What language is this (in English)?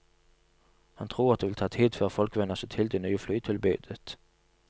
Norwegian